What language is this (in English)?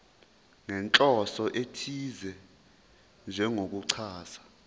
Zulu